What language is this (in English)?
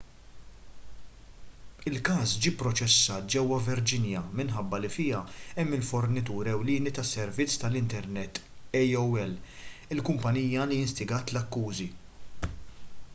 Maltese